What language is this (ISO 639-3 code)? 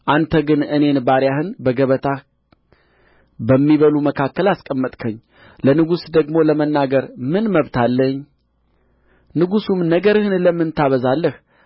amh